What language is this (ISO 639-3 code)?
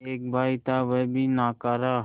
hin